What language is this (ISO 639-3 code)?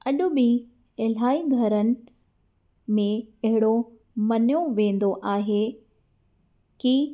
snd